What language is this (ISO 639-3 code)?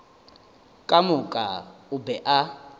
nso